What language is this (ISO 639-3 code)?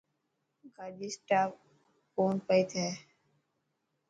mki